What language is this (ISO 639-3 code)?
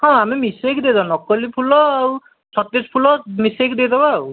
ori